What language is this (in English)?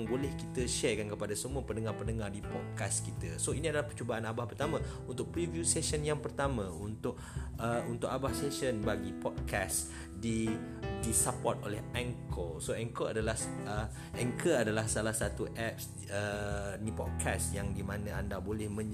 Malay